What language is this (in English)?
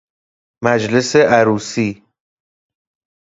Persian